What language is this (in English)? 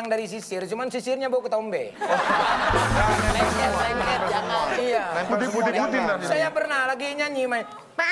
Indonesian